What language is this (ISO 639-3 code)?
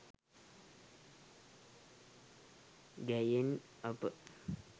sin